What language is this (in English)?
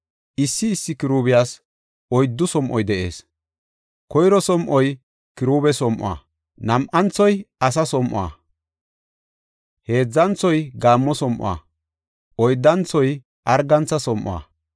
Gofa